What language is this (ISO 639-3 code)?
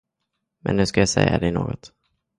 swe